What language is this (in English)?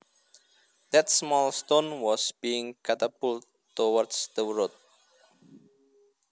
Javanese